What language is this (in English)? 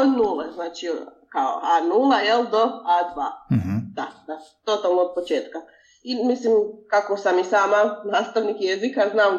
Croatian